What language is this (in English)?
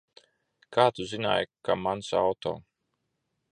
Latvian